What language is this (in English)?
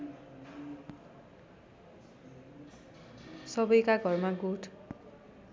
Nepali